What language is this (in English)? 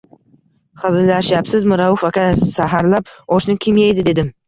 Uzbek